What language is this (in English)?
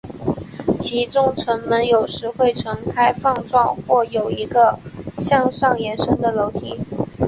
Chinese